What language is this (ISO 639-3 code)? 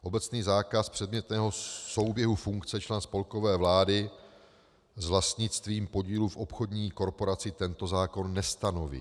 ces